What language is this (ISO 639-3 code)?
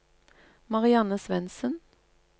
nor